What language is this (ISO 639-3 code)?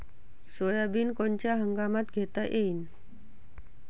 mar